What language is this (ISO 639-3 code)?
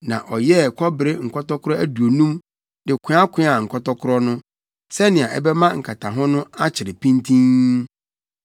aka